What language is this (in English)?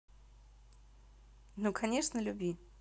Russian